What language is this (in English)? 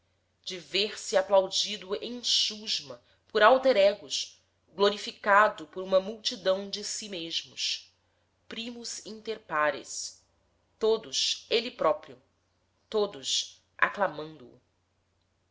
Portuguese